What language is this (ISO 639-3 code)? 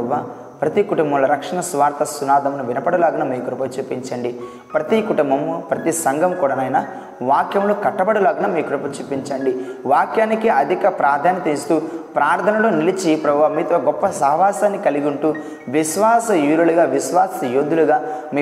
tel